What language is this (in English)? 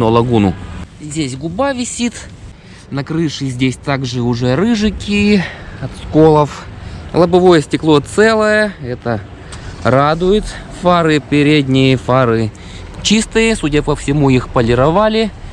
Russian